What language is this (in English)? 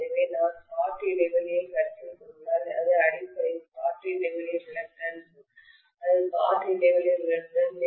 Tamil